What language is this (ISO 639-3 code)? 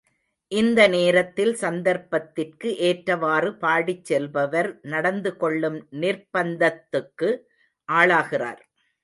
tam